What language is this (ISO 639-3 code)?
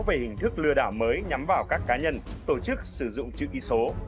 vie